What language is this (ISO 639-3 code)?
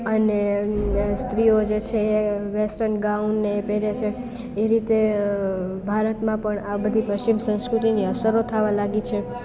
guj